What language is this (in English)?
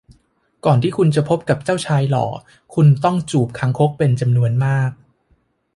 Thai